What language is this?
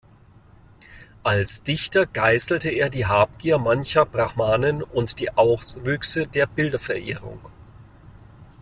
German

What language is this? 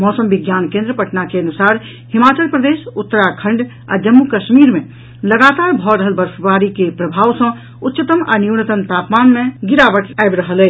Maithili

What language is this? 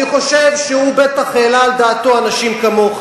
Hebrew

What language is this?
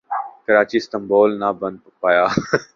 Urdu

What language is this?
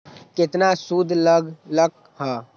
Magahi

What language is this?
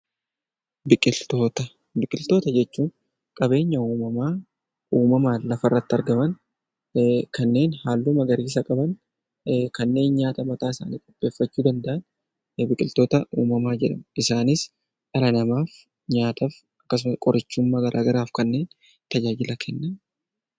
Oromo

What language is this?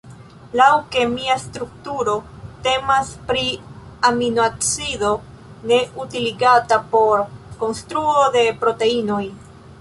Esperanto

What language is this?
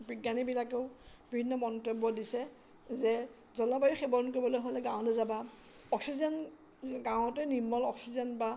Assamese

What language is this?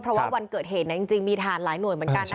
Thai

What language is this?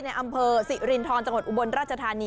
Thai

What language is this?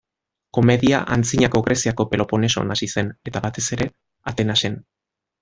Basque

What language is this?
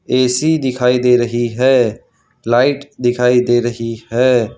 Hindi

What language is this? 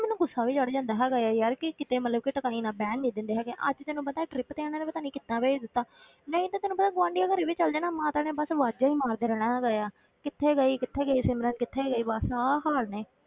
Punjabi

